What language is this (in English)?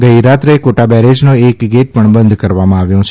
Gujarati